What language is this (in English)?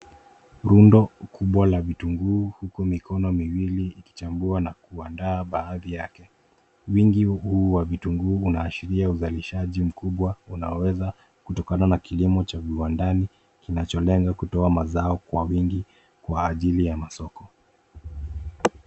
Swahili